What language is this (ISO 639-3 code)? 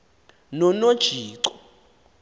xho